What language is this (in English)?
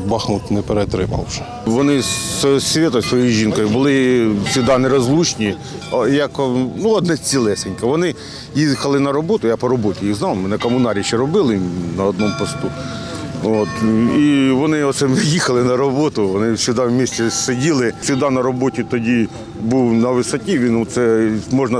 Ukrainian